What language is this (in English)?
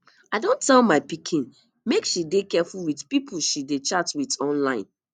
Nigerian Pidgin